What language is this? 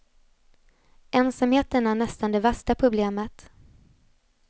Swedish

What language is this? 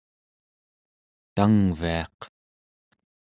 Central Yupik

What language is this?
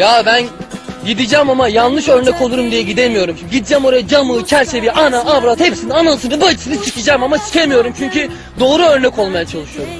Turkish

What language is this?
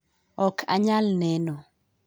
Luo (Kenya and Tanzania)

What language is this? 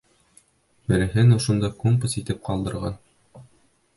Bashkir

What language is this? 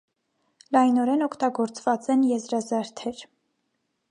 Armenian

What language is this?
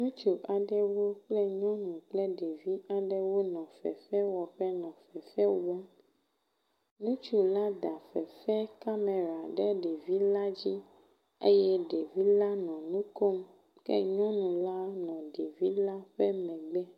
Ewe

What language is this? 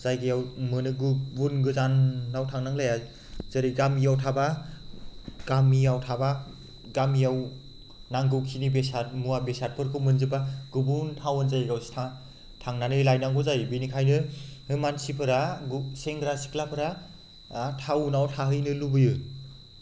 Bodo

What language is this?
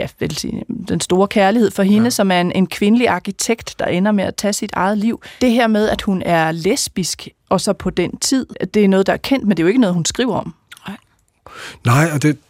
Danish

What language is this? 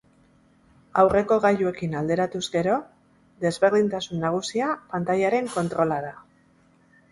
Basque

